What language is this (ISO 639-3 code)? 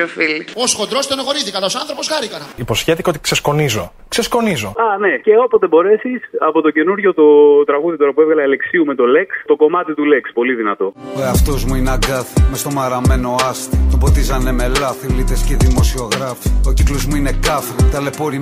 ell